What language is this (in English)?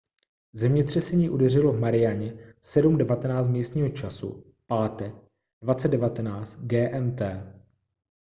Czech